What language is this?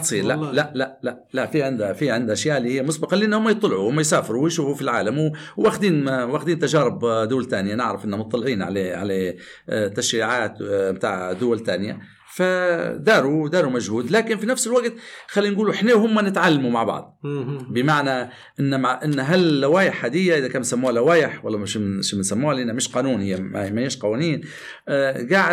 Arabic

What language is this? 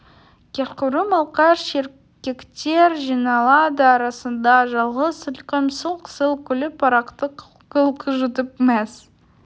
Kazakh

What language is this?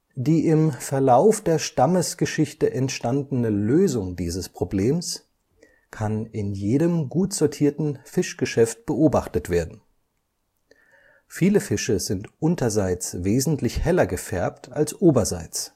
German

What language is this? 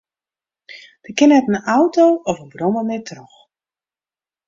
Western Frisian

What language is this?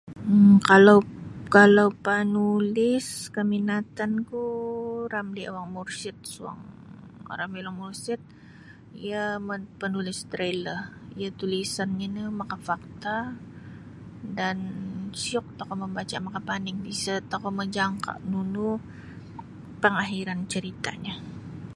Sabah Bisaya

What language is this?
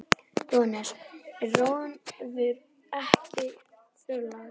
Icelandic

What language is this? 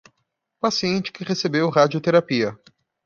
Portuguese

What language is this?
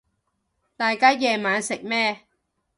Cantonese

